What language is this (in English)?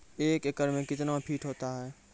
Maithili